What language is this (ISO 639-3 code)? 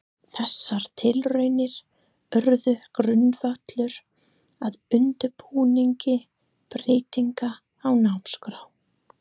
isl